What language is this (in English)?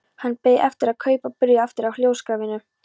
Icelandic